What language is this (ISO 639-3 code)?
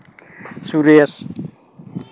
sat